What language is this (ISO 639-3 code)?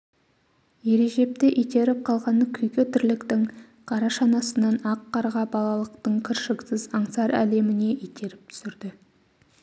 kaz